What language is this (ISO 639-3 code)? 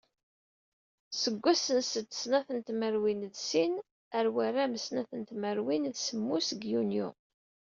kab